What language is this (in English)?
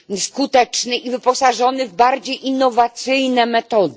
Polish